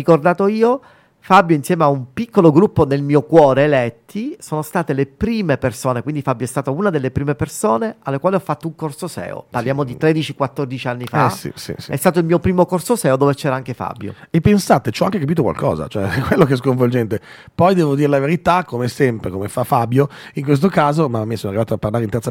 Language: Italian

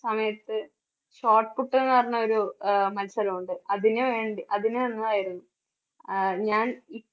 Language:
Malayalam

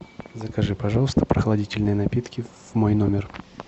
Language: Russian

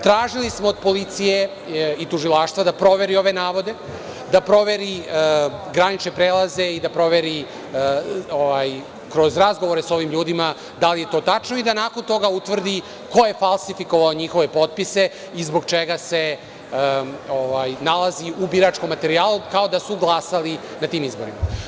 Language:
Serbian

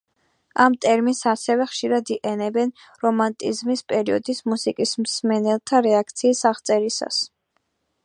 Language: Georgian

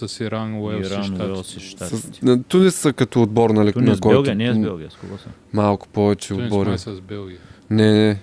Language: Bulgarian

